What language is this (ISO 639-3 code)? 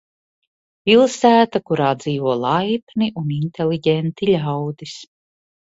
lav